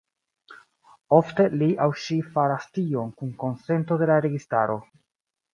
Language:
Esperanto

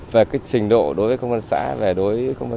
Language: Vietnamese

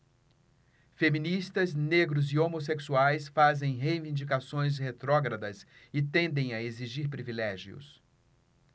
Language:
Portuguese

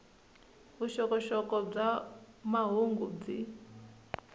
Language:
Tsonga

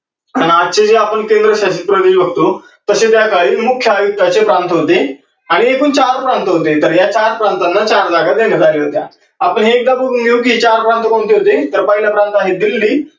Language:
Marathi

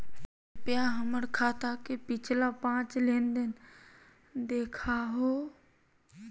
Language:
Magahi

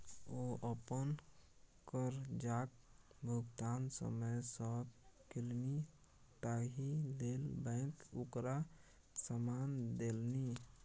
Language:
Maithili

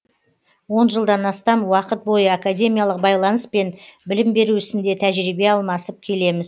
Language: Kazakh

